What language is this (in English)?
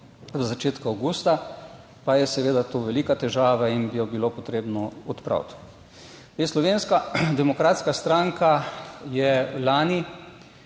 Slovenian